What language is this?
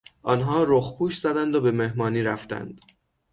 Persian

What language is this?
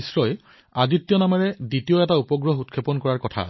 Assamese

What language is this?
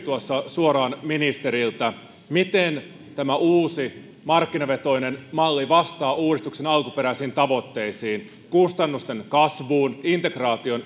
Finnish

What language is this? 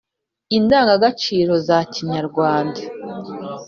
Kinyarwanda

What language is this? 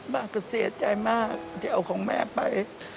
Thai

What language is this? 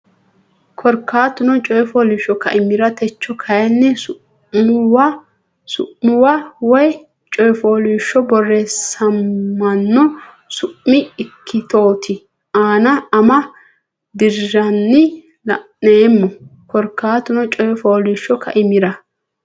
Sidamo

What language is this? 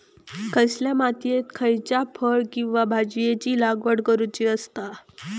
Marathi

